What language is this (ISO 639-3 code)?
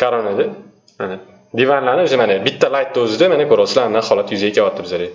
tur